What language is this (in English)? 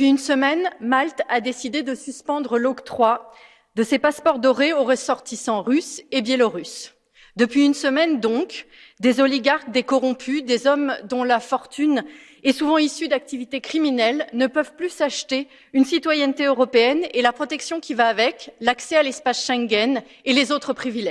French